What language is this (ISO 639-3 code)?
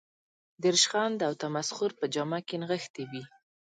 pus